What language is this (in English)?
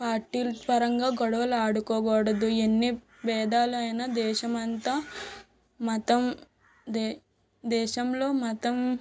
Telugu